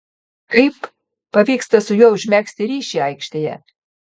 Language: Lithuanian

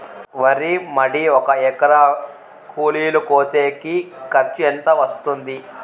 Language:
Telugu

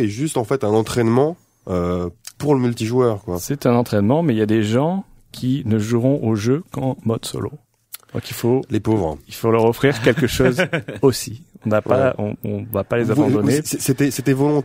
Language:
French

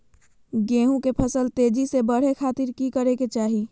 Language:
Magahi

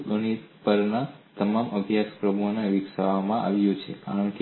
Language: Gujarati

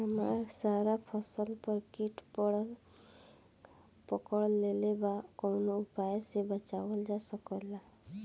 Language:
Bhojpuri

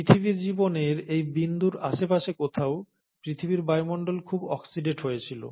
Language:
Bangla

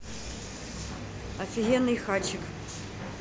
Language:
Russian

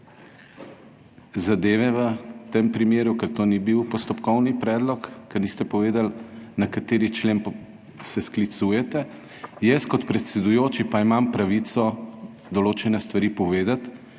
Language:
Slovenian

